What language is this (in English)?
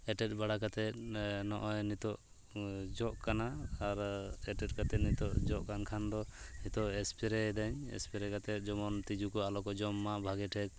Santali